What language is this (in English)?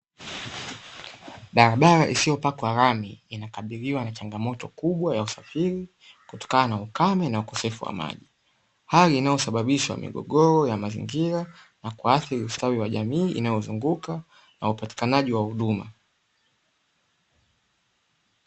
Swahili